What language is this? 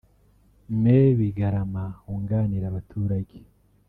Kinyarwanda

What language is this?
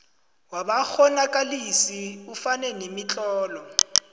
South Ndebele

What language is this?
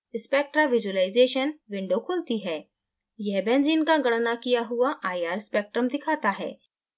Hindi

